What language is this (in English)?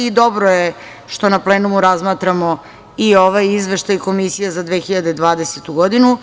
Serbian